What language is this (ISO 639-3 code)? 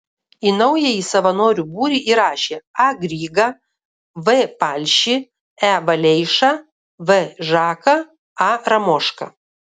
lit